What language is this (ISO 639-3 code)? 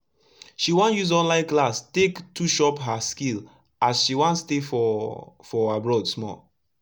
pcm